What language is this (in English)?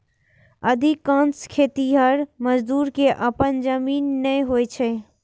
Maithili